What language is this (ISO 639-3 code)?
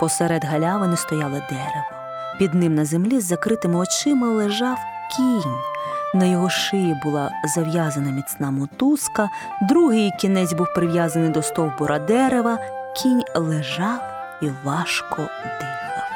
ukr